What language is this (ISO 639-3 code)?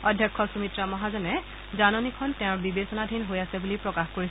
asm